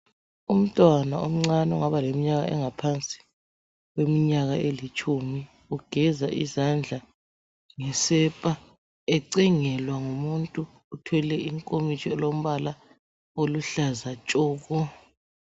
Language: North Ndebele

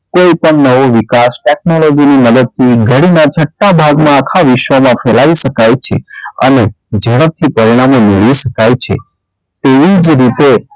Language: Gujarati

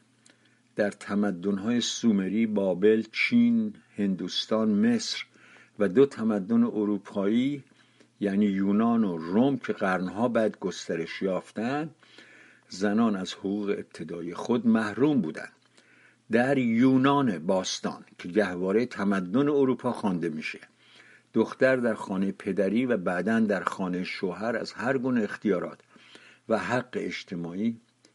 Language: Persian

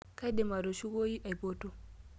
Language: Masai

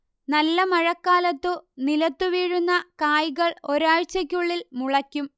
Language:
Malayalam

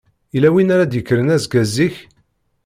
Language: Kabyle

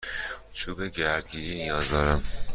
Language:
Persian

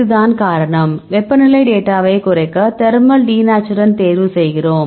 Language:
Tamil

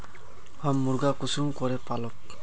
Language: Magahi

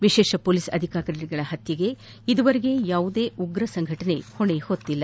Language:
Kannada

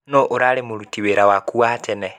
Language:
Kikuyu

